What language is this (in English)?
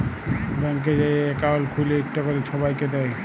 Bangla